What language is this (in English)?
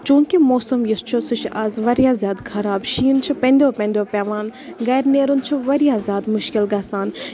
Kashmiri